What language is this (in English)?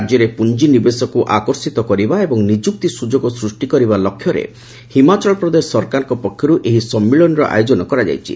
Odia